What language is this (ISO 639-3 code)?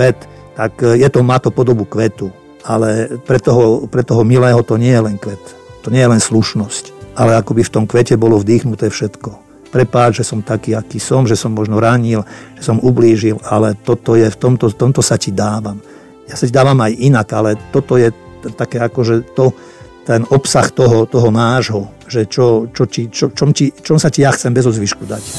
slk